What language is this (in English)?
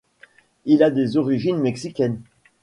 French